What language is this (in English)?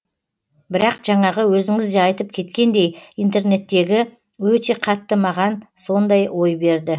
Kazakh